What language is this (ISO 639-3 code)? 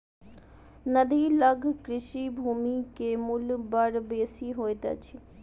mai